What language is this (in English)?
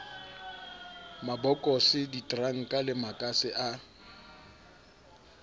Southern Sotho